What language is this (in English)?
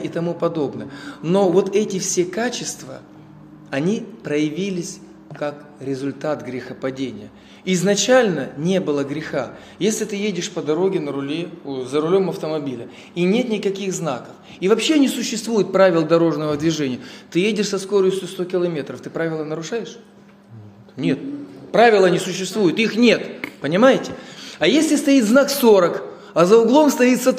Russian